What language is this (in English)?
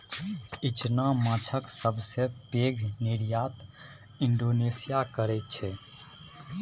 Maithili